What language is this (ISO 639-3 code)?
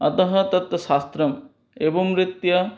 san